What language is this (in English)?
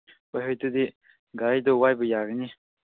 Manipuri